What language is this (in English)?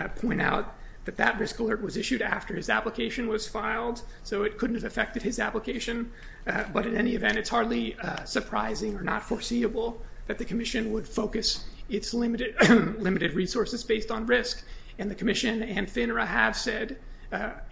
English